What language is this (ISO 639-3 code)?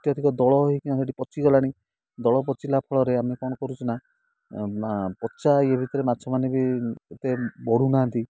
ori